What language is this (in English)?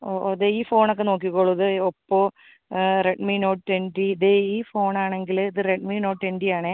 Malayalam